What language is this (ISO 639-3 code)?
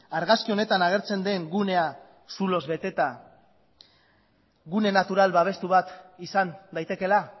eus